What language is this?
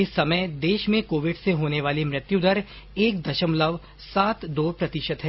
Hindi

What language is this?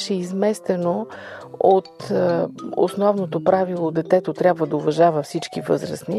Bulgarian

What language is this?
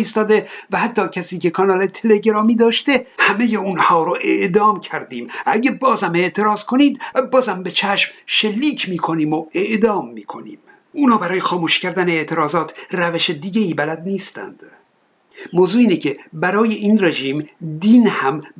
Persian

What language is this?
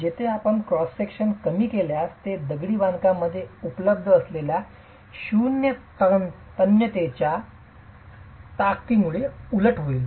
Marathi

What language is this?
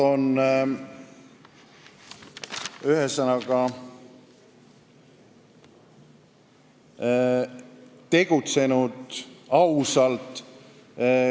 Estonian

